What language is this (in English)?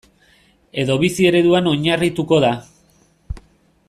Basque